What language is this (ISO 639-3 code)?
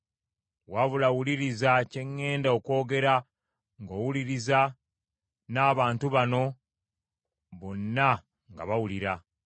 lug